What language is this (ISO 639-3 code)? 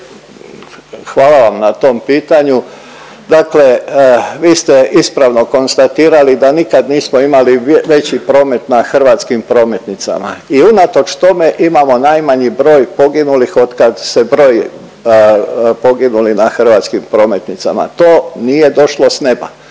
hrv